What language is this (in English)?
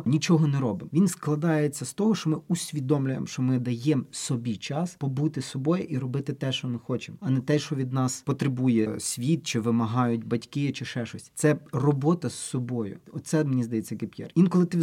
Ukrainian